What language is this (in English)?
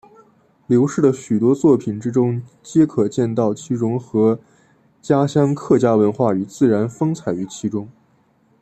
Chinese